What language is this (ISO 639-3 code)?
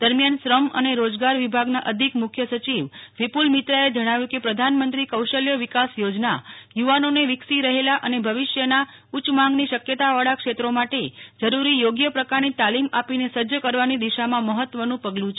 guj